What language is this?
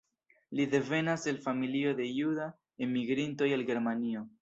Esperanto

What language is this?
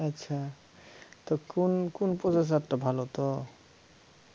Bangla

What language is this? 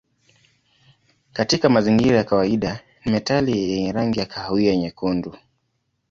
Swahili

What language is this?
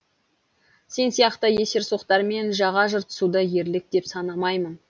Kazakh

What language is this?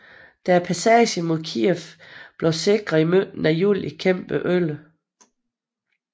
Danish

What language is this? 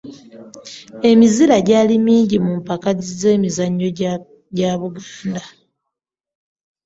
Ganda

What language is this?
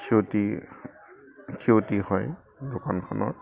Assamese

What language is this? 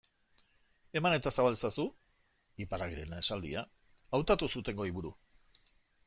Basque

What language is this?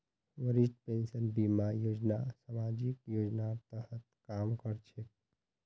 Magahi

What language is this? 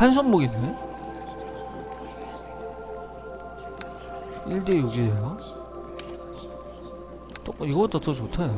Korean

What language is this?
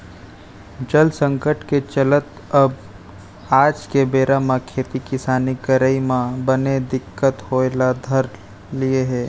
Chhattisgarhi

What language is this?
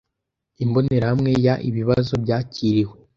Kinyarwanda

